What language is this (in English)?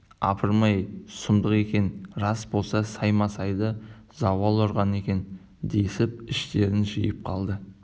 Kazakh